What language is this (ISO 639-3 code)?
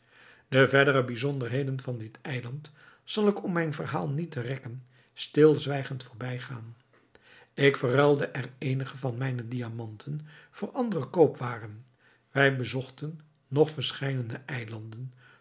nld